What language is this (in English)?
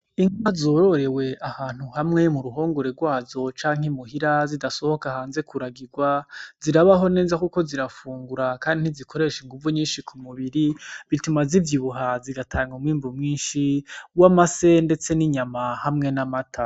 Rundi